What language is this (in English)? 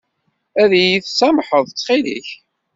Kabyle